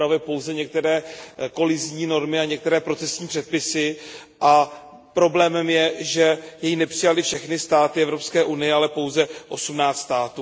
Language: Czech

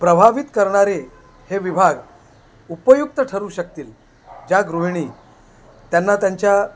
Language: Marathi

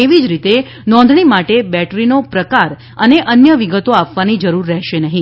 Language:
Gujarati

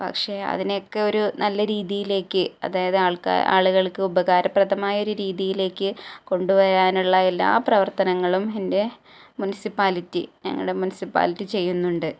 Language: Malayalam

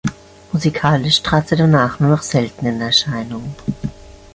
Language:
German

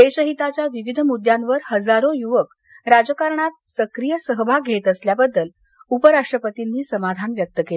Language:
Marathi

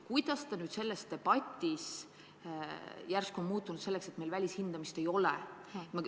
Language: Estonian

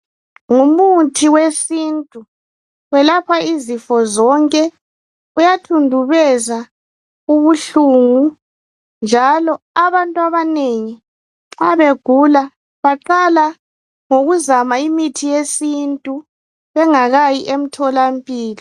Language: North Ndebele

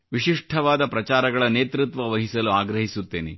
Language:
Kannada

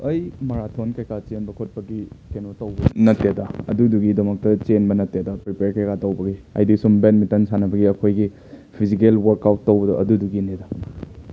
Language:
Manipuri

